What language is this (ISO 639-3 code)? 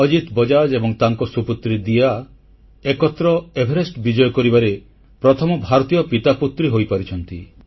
ori